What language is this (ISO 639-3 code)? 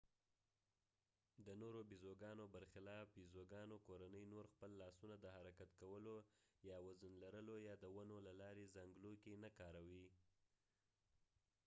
pus